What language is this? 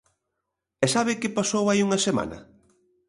Galician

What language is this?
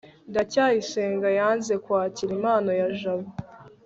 Kinyarwanda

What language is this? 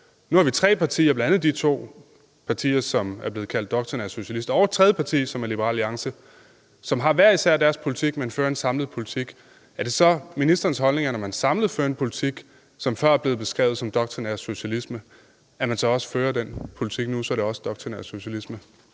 Danish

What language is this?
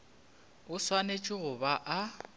Northern Sotho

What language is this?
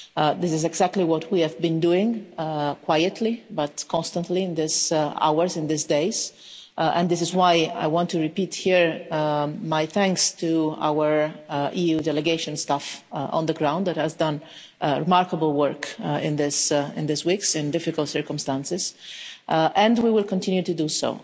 English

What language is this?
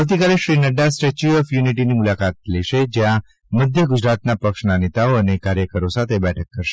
Gujarati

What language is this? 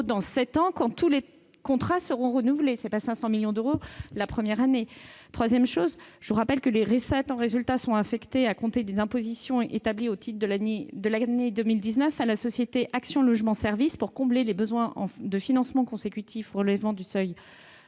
French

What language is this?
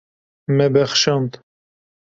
Kurdish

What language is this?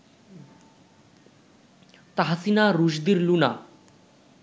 Bangla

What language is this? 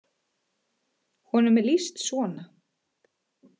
Icelandic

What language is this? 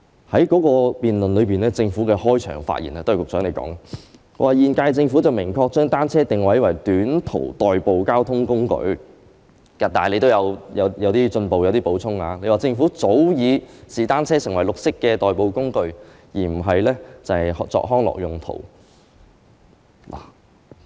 Cantonese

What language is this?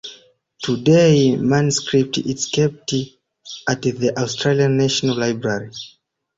English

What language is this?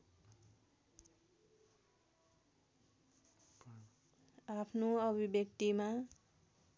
Nepali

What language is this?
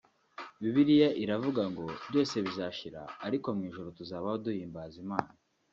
Kinyarwanda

